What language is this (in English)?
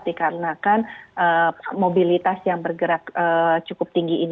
Indonesian